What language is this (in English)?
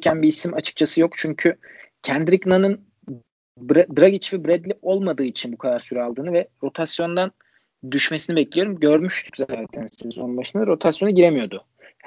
Turkish